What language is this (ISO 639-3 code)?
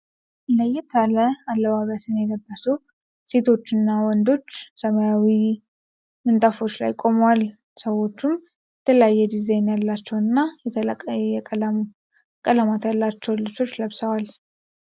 amh